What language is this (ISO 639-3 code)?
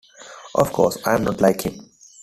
eng